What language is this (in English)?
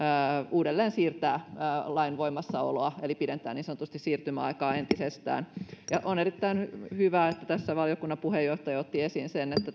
Finnish